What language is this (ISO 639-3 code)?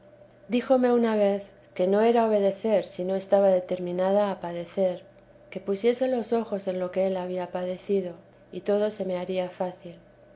spa